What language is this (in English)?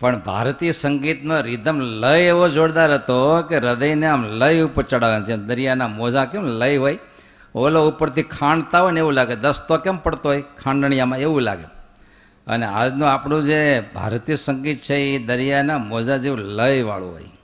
Gujarati